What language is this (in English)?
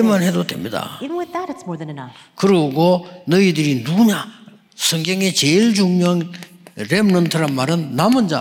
Korean